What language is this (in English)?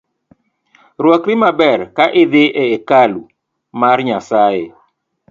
Luo (Kenya and Tanzania)